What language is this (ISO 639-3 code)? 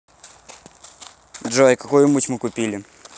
rus